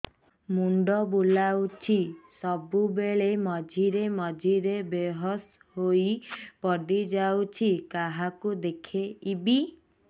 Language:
Odia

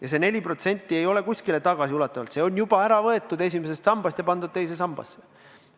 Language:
Estonian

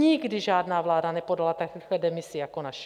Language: Czech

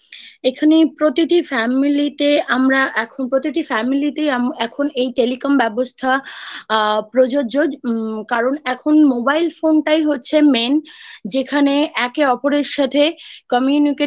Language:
Bangla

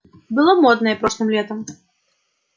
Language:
Russian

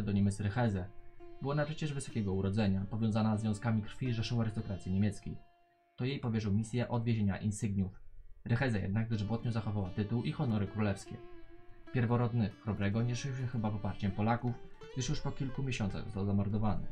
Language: Polish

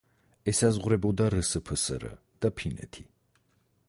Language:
Georgian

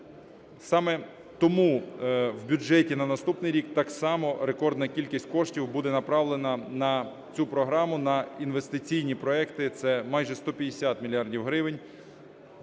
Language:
Ukrainian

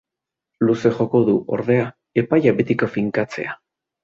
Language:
Basque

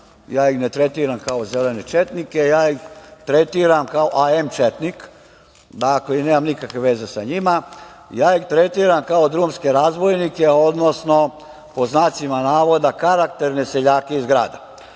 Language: Serbian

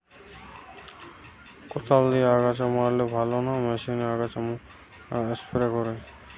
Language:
Bangla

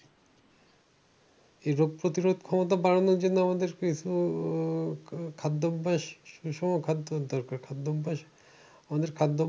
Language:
Bangla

